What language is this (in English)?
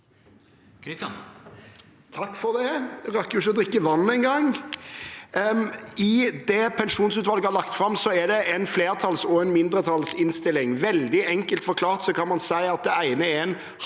Norwegian